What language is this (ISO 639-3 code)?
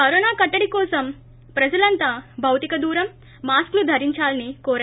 tel